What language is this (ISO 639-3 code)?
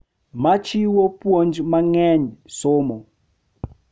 luo